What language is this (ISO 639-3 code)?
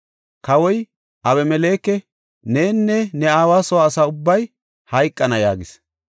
gof